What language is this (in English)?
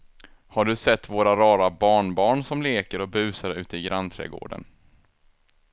Swedish